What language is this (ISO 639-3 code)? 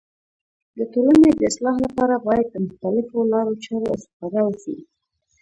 pus